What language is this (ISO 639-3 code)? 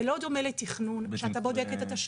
heb